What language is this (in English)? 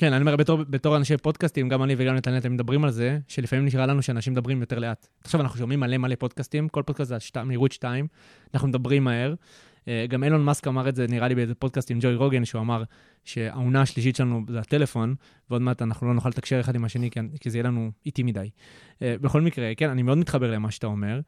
Hebrew